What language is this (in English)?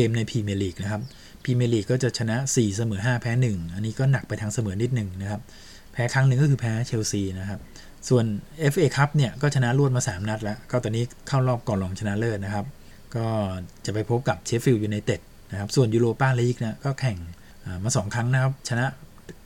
Thai